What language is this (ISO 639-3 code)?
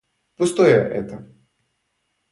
rus